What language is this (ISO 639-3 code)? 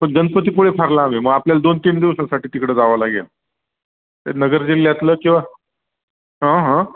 mar